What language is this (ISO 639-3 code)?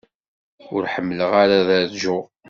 kab